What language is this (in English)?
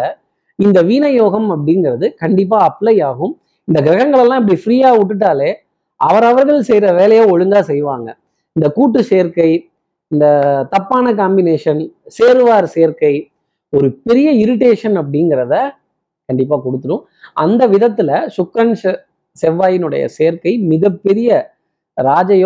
Tamil